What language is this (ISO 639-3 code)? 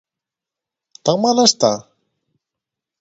glg